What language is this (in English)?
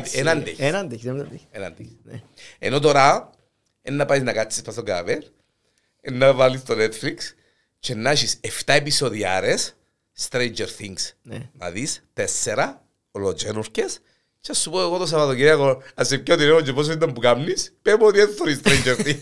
Greek